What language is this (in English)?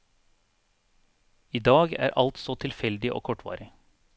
Norwegian